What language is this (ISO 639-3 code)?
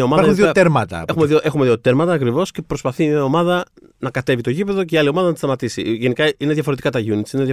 ell